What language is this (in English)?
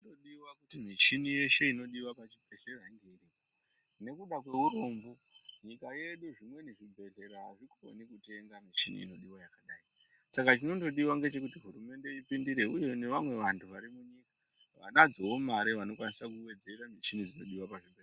Ndau